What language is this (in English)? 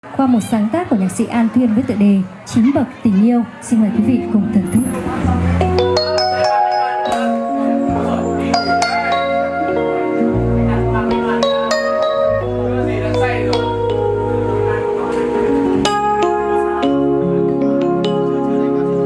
Vietnamese